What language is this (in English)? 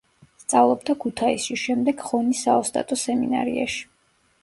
Georgian